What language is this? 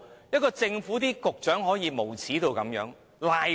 Cantonese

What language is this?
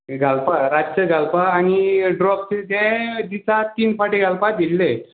Konkani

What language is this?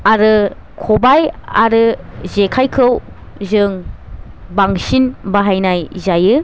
Bodo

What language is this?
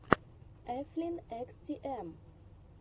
Russian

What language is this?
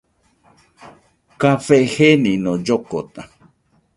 Nüpode Huitoto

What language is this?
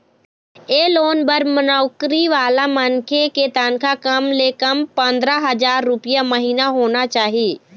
Chhattisgarhi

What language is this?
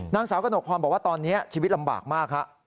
Thai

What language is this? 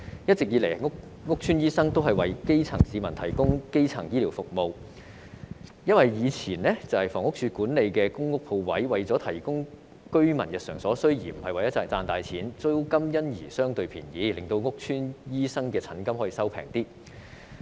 Cantonese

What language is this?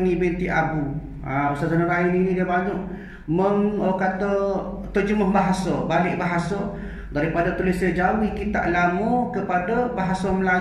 Malay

